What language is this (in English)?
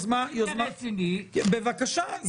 Hebrew